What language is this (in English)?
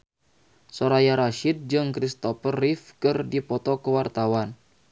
Sundanese